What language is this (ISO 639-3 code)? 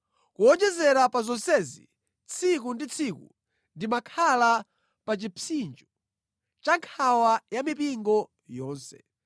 nya